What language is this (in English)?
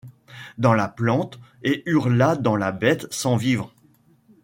French